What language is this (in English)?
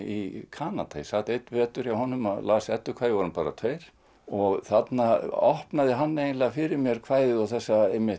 Icelandic